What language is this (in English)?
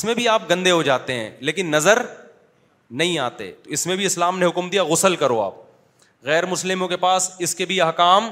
Urdu